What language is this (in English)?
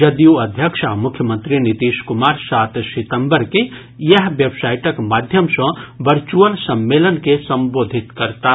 Maithili